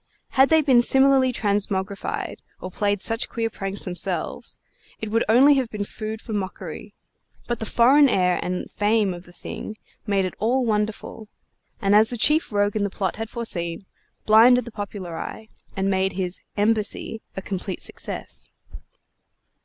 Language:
English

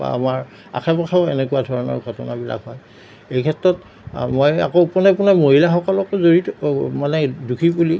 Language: Assamese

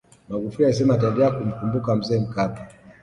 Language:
Swahili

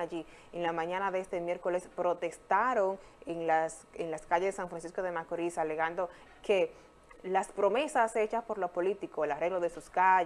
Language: Spanish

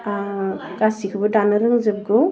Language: Bodo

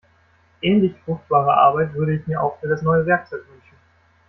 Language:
German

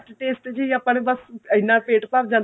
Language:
Punjabi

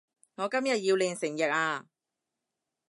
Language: Cantonese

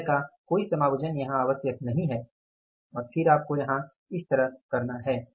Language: Hindi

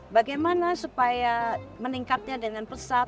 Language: Indonesian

